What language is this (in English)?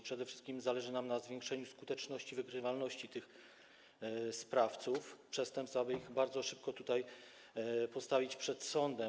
Polish